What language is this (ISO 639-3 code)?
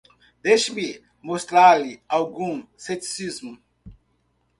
por